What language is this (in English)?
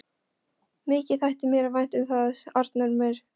Icelandic